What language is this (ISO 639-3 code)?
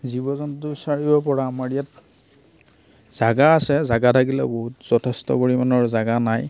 asm